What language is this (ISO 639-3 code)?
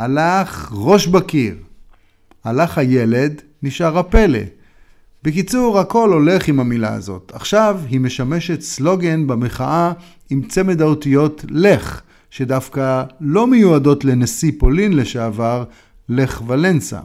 heb